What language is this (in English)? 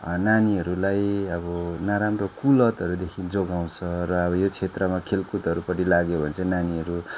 Nepali